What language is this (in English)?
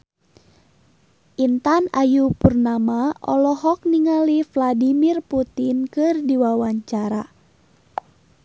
Sundanese